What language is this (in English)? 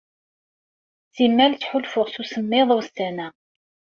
Kabyle